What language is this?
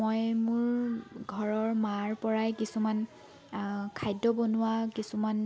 Assamese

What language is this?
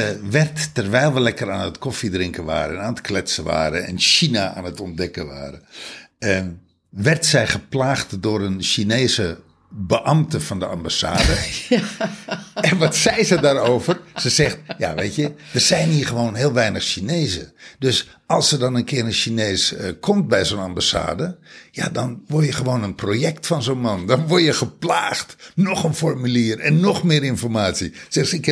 Dutch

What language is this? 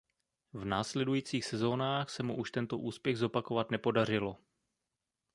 Czech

